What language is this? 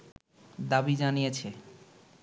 Bangla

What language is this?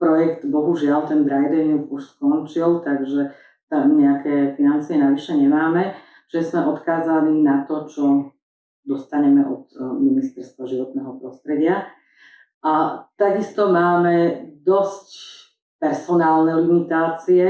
Slovak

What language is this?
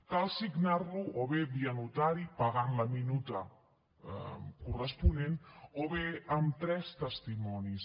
Catalan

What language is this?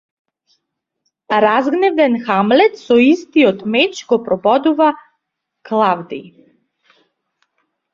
Macedonian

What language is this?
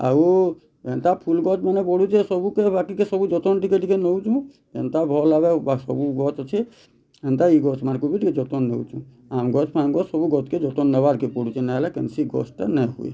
Odia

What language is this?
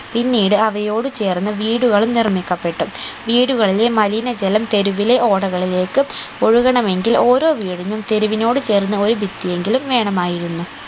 Malayalam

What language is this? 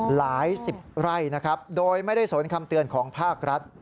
Thai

